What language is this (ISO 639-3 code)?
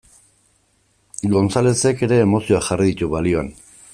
eus